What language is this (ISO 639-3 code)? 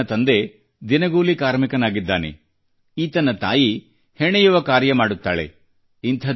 kan